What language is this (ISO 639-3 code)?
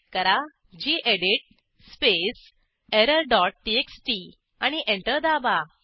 mar